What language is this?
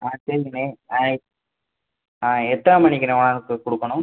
Tamil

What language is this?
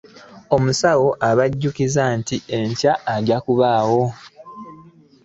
Ganda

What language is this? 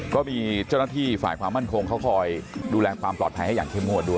Thai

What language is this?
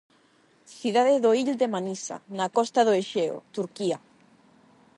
Galician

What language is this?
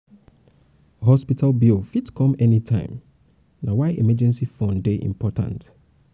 Nigerian Pidgin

